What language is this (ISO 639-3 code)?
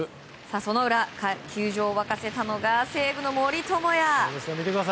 jpn